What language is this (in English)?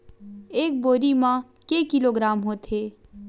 Chhattisgarhi